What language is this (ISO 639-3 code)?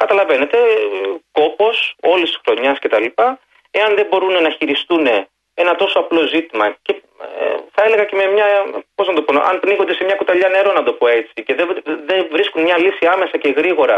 ell